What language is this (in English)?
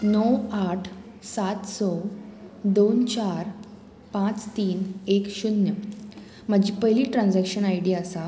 Konkani